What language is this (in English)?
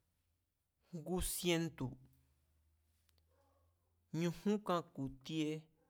Mazatlán Mazatec